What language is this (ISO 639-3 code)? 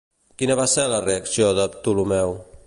cat